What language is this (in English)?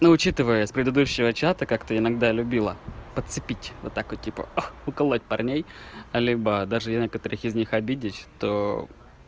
Russian